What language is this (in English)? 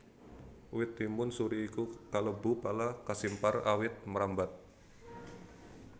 Javanese